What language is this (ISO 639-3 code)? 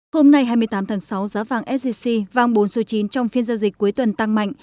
vie